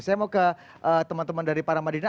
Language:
Indonesian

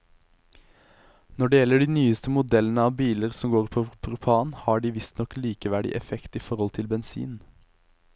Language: Norwegian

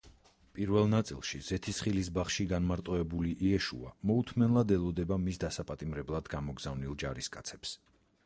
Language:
Georgian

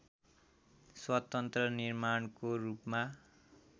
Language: Nepali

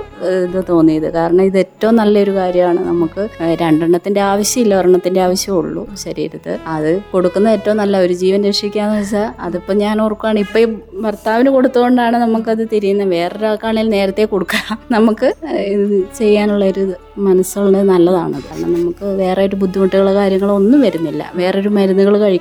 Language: Malayalam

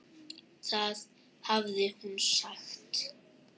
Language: Icelandic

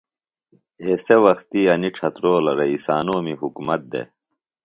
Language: Phalura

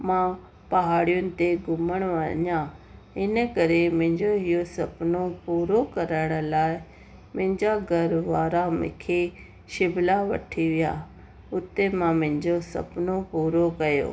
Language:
Sindhi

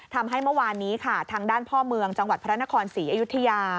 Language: Thai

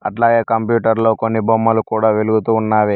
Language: Telugu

